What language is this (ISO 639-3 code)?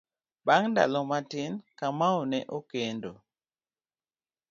luo